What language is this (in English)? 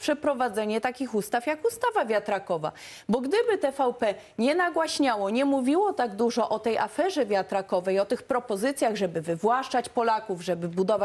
Polish